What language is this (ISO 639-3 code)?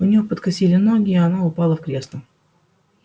rus